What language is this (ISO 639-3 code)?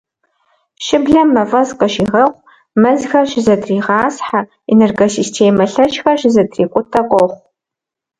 kbd